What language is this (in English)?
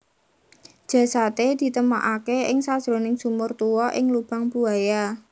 Javanese